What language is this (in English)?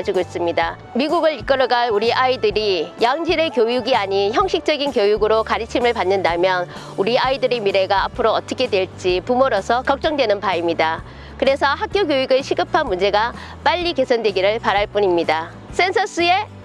Korean